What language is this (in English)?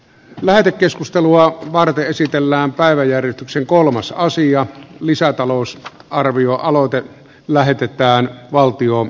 Finnish